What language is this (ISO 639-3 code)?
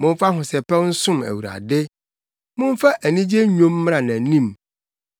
aka